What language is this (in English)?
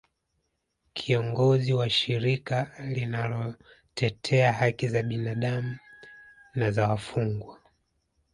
Swahili